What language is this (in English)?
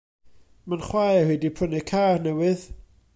Welsh